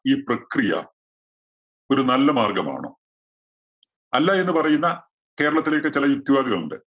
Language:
Malayalam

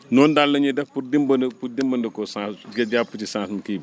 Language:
Wolof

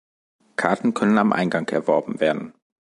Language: German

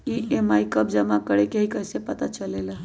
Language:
Magahi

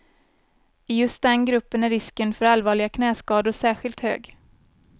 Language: Swedish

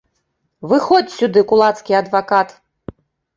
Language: Belarusian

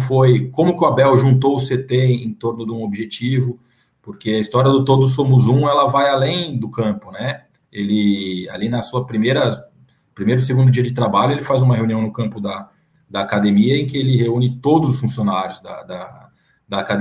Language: Portuguese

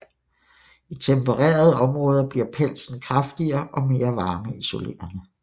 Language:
Danish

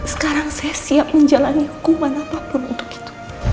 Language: Indonesian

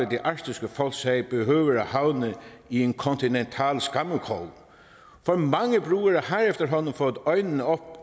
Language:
Danish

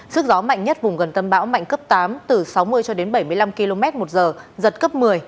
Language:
Vietnamese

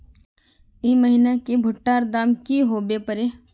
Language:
Magahi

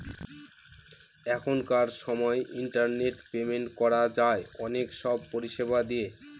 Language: Bangla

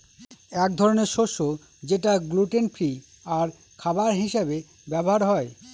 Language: Bangla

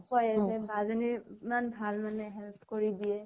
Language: Assamese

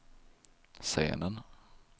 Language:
Swedish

